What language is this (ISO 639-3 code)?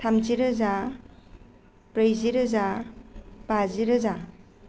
brx